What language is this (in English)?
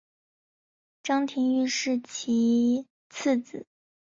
Chinese